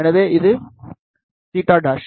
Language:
Tamil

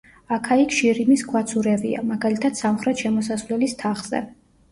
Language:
Georgian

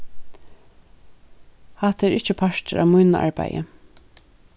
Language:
Faroese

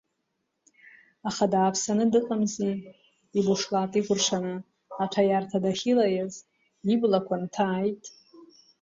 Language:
Abkhazian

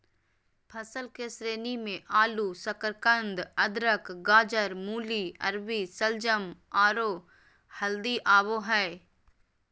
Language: Magahi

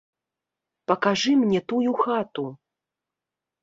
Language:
Belarusian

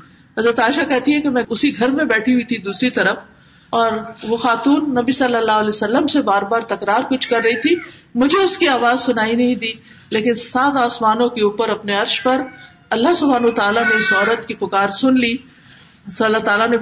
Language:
Urdu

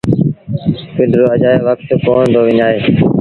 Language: Sindhi Bhil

